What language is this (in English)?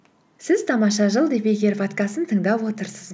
Kazakh